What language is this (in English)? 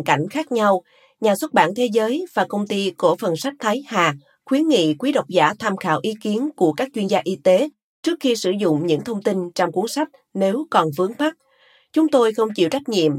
Vietnamese